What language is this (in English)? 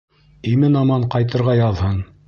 Bashkir